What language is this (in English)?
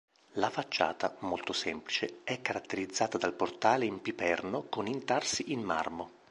Italian